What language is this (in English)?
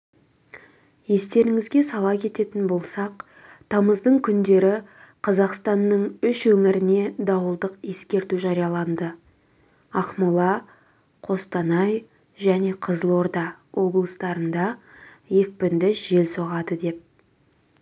Kazakh